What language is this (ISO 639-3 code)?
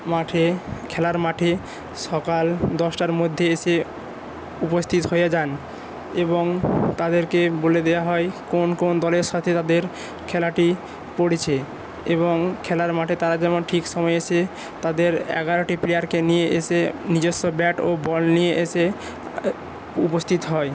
ben